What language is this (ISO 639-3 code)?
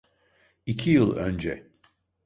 tur